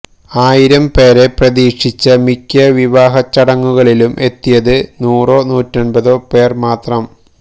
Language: Malayalam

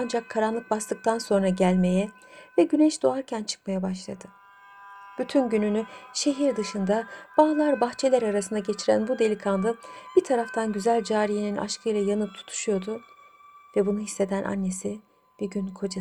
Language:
Turkish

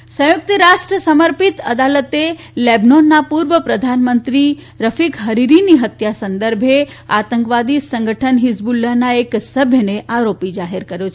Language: Gujarati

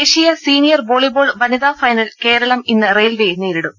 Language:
Malayalam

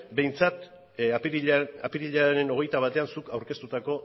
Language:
Basque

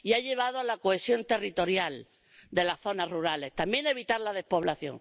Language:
Spanish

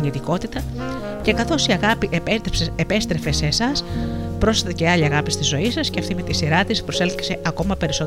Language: Greek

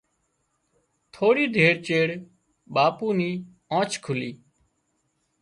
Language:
Wadiyara Koli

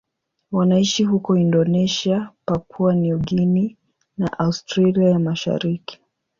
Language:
Swahili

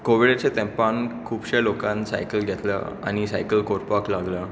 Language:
Konkani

